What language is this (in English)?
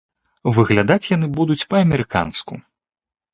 Belarusian